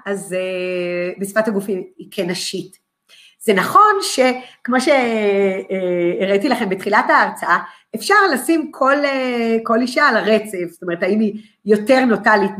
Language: Hebrew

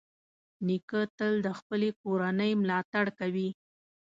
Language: Pashto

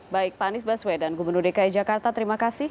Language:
Indonesian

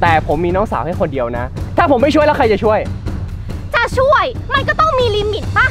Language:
Thai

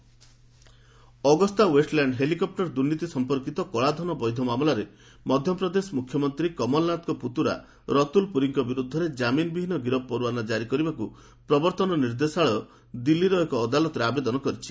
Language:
Odia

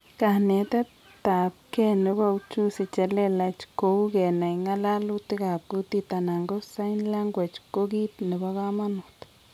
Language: Kalenjin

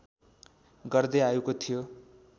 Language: Nepali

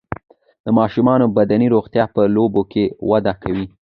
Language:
Pashto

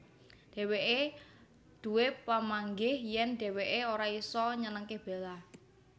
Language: Javanese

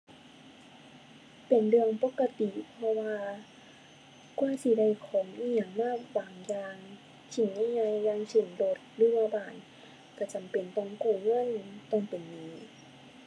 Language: Thai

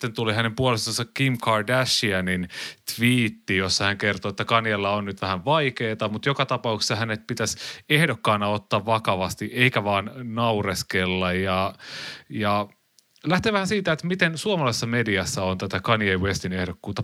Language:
Finnish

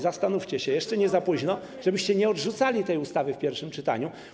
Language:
Polish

